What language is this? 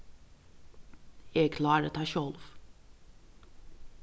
Faroese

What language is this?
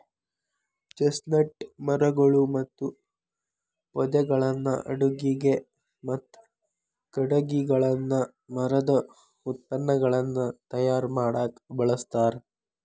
Kannada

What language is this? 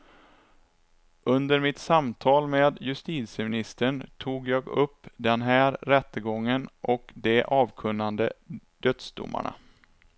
Swedish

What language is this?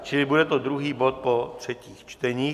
Czech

